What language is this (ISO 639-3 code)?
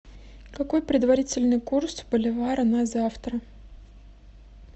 rus